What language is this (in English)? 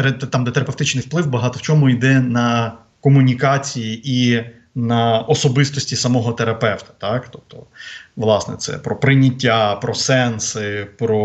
Ukrainian